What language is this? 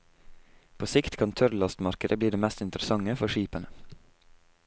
Norwegian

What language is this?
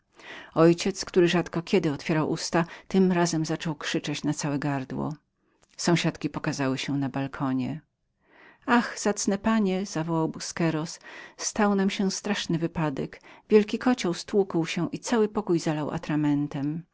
Polish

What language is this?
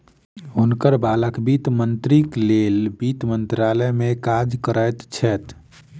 Maithili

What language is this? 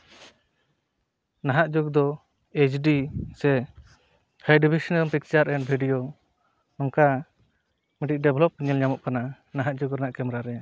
Santali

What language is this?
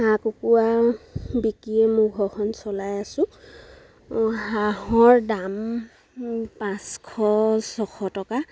Assamese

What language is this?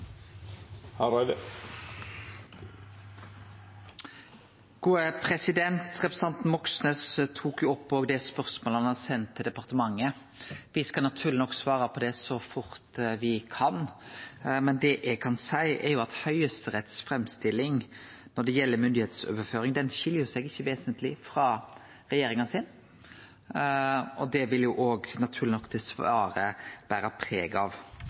Norwegian Nynorsk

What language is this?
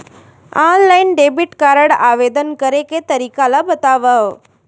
Chhattisgarhi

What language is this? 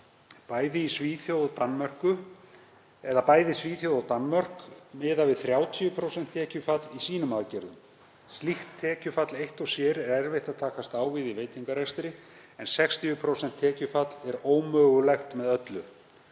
Icelandic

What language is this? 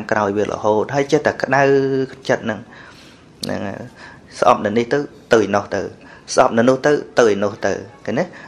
Vietnamese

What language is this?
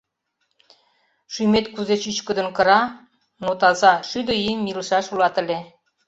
Mari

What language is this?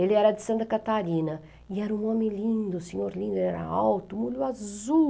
Portuguese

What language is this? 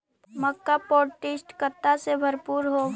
Magahi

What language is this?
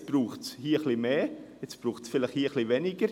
Swiss German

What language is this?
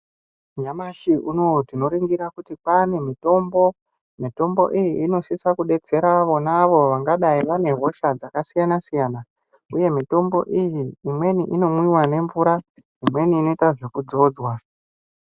Ndau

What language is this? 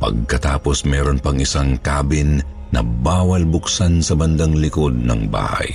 Filipino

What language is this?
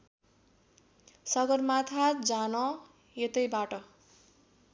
Nepali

